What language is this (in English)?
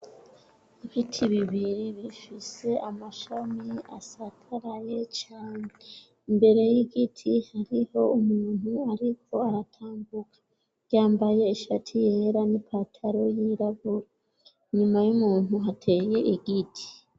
Rundi